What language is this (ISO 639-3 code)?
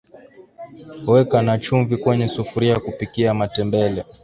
swa